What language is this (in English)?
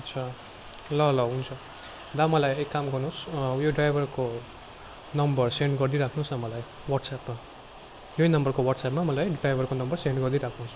Nepali